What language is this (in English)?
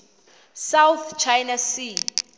Xhosa